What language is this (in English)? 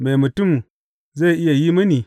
Hausa